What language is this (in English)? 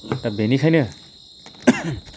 Bodo